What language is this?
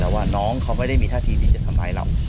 Thai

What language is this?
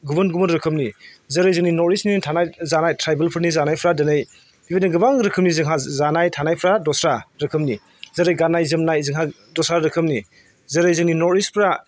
Bodo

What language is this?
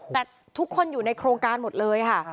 Thai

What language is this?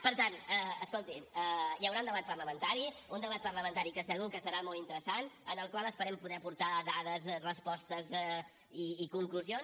Catalan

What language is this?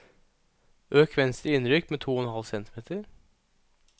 Norwegian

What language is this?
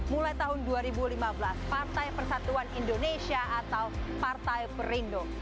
Indonesian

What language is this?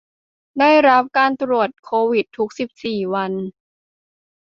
Thai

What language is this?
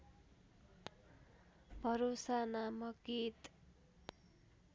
Nepali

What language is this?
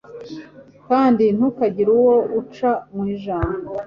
Kinyarwanda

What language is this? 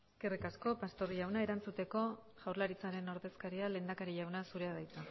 Basque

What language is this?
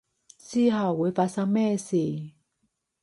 Cantonese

